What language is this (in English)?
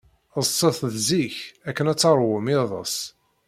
Kabyle